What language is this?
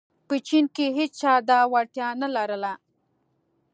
Pashto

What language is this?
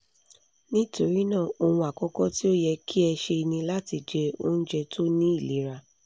Yoruba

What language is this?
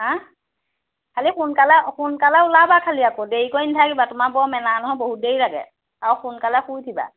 Assamese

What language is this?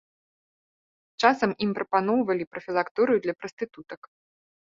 Belarusian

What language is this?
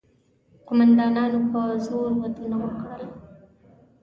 Pashto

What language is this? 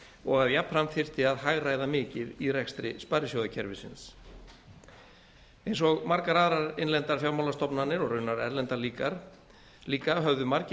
Icelandic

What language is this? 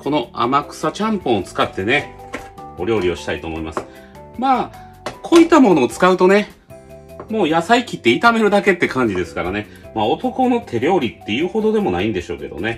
Japanese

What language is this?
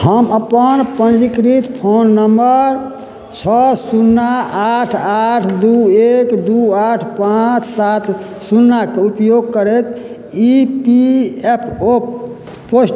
Maithili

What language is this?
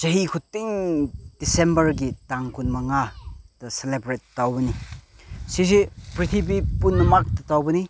Manipuri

